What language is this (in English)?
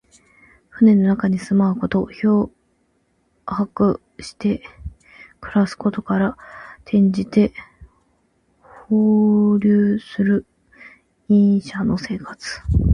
Japanese